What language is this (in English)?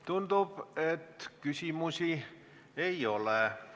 Estonian